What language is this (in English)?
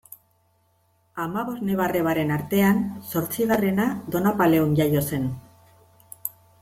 Basque